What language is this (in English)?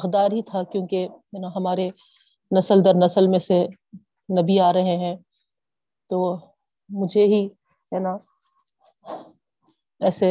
Urdu